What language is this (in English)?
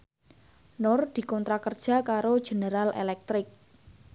Javanese